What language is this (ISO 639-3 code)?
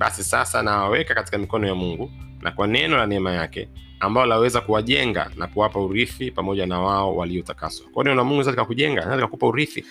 swa